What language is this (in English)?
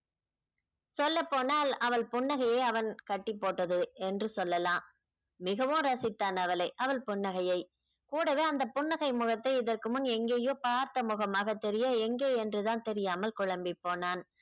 Tamil